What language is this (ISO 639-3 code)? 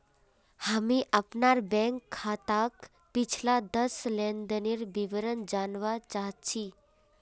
mag